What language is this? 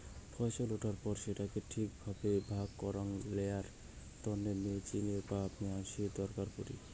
Bangla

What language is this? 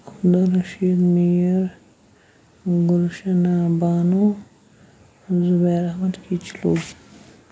Kashmiri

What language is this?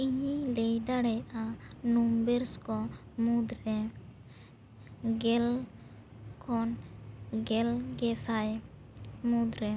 Santali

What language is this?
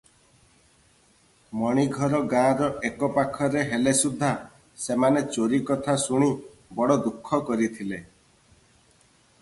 Odia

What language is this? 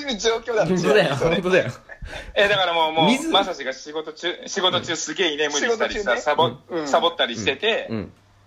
Japanese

